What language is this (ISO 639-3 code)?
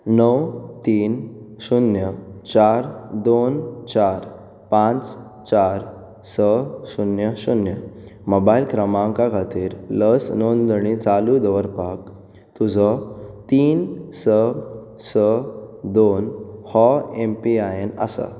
kok